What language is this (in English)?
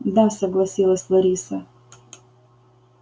Russian